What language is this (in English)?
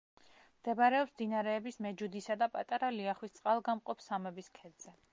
Georgian